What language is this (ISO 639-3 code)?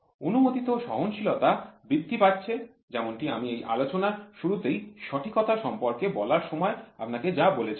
ben